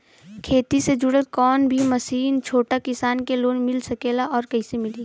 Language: Bhojpuri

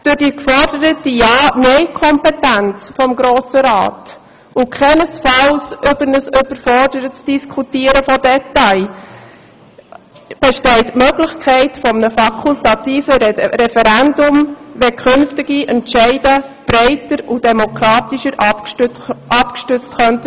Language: Swiss German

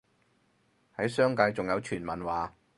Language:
Cantonese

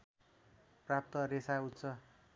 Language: Nepali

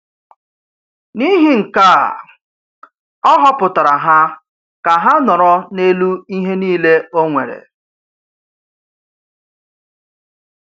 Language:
Igbo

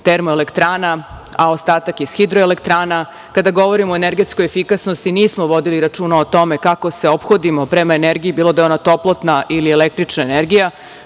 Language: Serbian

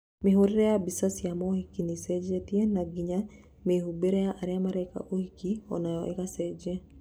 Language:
Kikuyu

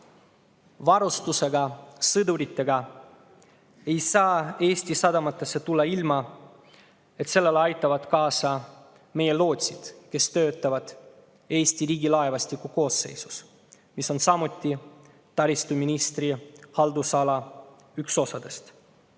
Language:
Estonian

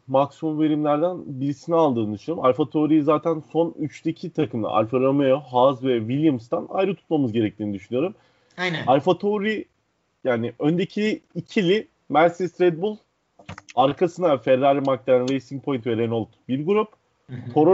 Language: Turkish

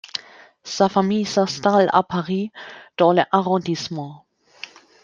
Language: French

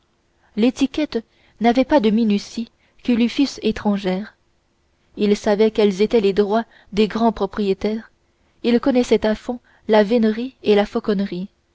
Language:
French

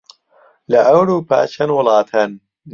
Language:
Central Kurdish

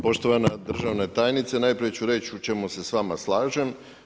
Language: Croatian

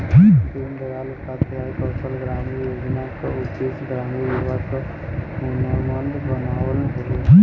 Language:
Bhojpuri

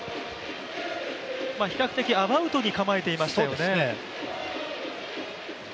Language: Japanese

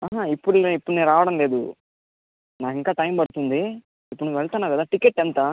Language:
Telugu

